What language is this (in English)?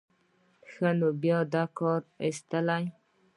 Pashto